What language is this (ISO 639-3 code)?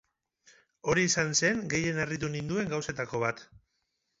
eus